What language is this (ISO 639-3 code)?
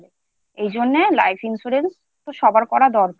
ben